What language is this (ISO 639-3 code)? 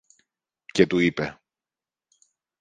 ell